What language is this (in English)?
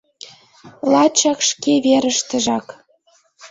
Mari